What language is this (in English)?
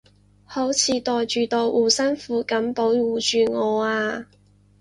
Cantonese